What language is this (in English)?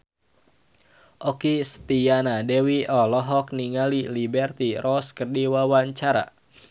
Sundanese